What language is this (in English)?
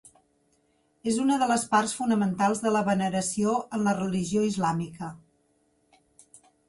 Catalan